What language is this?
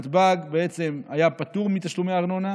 Hebrew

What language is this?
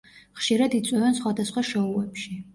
Georgian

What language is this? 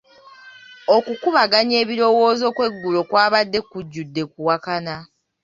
Ganda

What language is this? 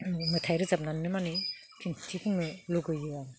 Bodo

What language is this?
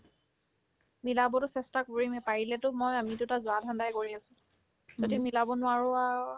Assamese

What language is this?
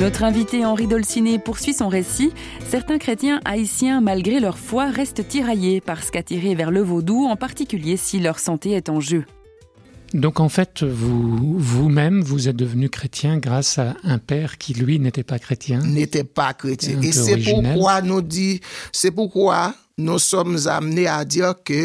French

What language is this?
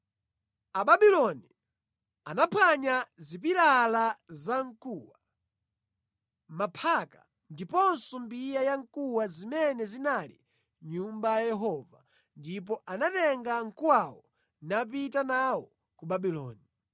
Nyanja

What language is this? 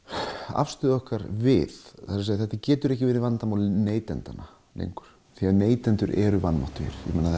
Icelandic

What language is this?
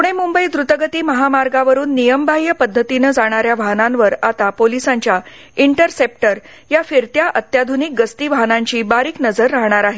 Marathi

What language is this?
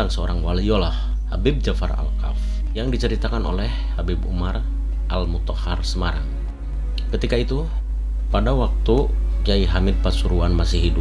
Indonesian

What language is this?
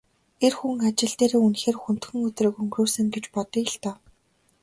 Mongolian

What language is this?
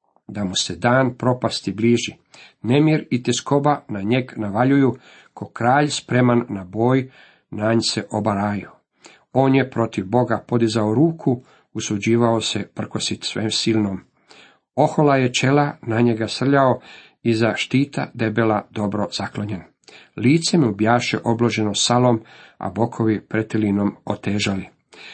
Croatian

